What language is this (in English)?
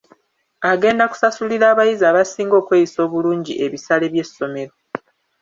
Ganda